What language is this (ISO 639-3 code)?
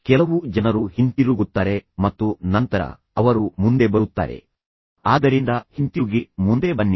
kan